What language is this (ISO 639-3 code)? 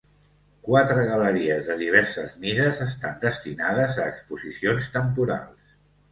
cat